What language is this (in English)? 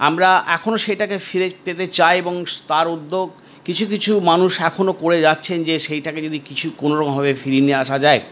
Bangla